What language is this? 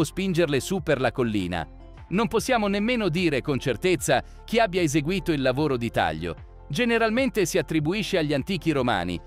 Italian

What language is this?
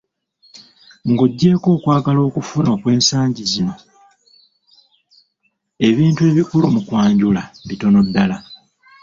Ganda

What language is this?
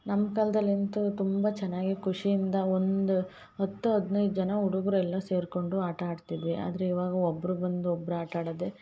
Kannada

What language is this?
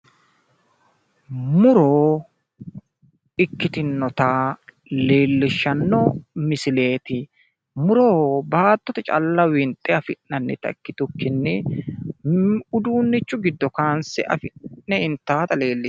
Sidamo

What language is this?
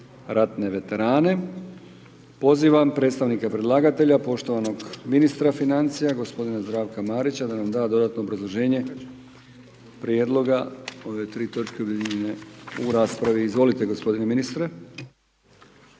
Croatian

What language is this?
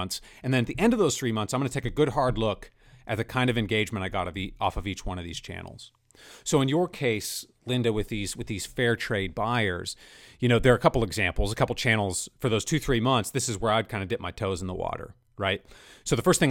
English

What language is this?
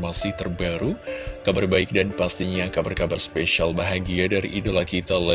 Indonesian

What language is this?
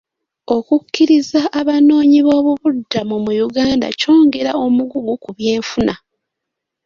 Ganda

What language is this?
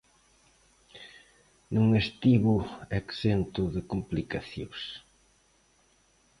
Galician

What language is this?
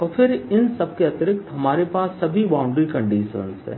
Hindi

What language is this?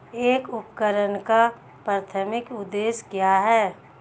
Hindi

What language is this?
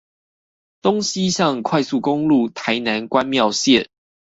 Chinese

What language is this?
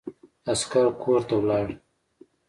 Pashto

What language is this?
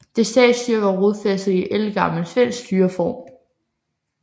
Danish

